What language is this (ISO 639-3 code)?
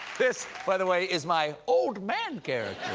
eng